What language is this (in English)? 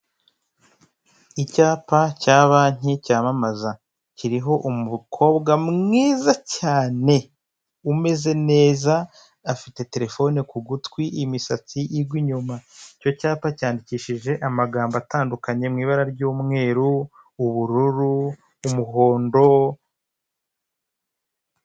Kinyarwanda